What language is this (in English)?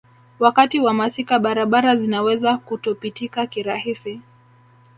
Swahili